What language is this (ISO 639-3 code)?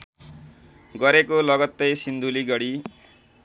nep